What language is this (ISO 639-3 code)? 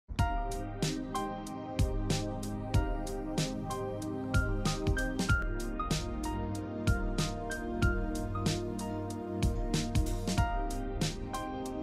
jpn